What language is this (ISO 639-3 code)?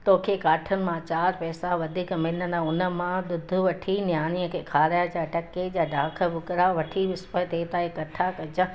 snd